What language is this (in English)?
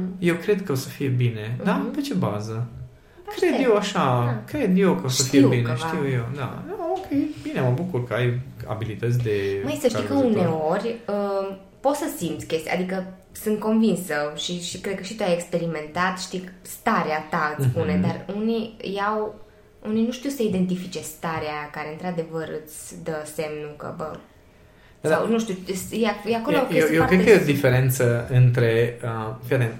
Romanian